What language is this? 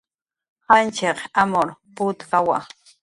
Jaqaru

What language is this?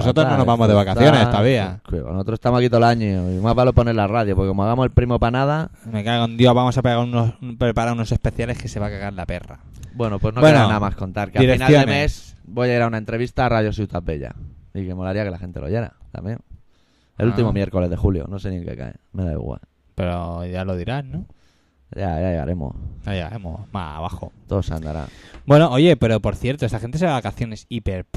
Spanish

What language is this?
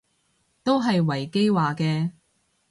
Cantonese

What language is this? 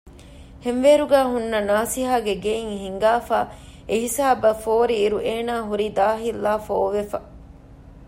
Divehi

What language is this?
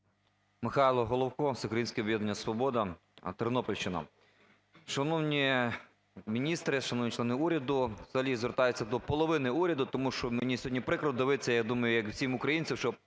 Ukrainian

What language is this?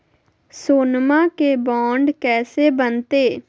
Magahi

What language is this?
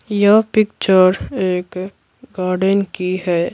Hindi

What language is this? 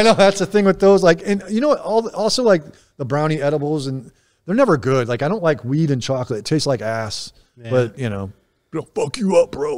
English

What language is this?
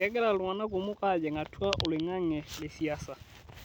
Masai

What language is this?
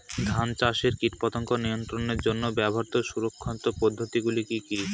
Bangla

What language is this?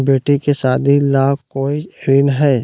Magahi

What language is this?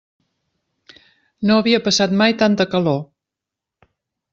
Catalan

